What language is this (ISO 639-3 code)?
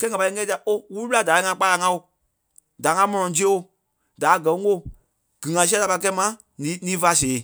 kpe